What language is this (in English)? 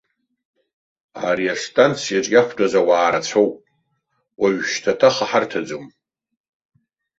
Abkhazian